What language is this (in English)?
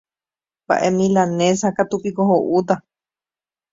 Guarani